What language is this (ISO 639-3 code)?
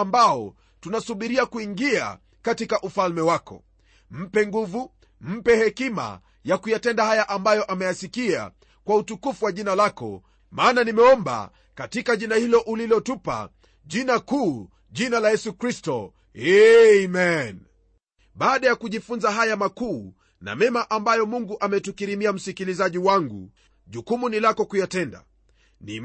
swa